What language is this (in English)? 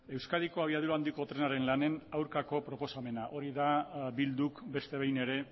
Basque